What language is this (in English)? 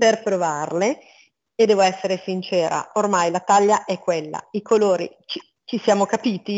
Italian